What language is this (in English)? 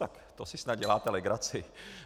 Czech